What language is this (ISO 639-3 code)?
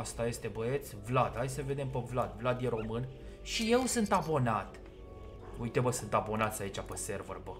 ron